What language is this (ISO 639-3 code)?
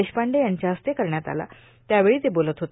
mar